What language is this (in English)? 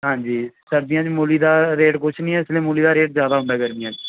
Punjabi